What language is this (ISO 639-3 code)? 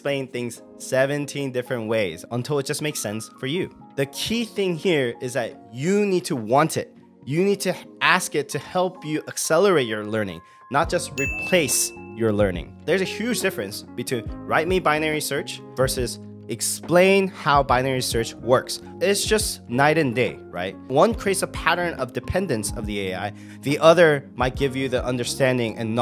eng